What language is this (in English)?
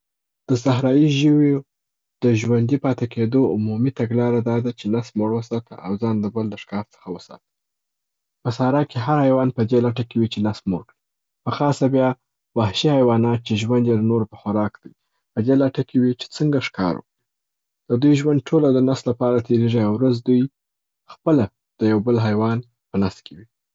Southern Pashto